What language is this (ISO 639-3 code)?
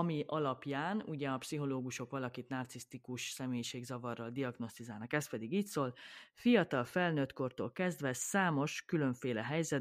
hun